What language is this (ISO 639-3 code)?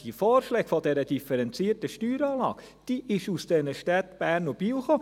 gsw